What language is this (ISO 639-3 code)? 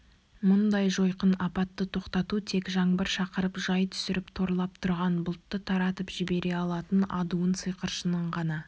kaz